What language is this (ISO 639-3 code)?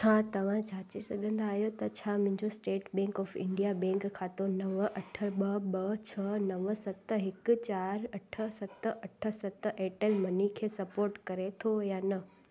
snd